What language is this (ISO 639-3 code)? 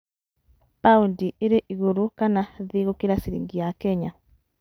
kik